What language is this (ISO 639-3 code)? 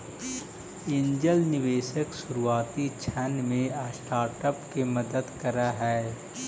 mag